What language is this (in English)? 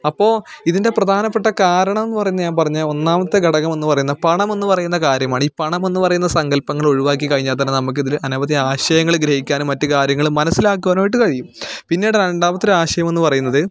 Malayalam